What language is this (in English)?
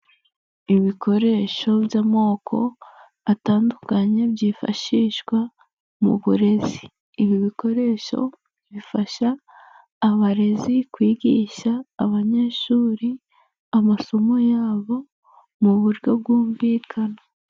Kinyarwanda